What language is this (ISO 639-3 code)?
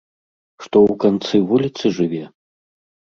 bel